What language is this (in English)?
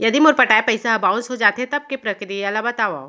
Chhattisgarhi